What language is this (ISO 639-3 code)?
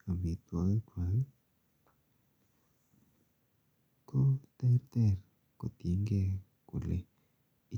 kln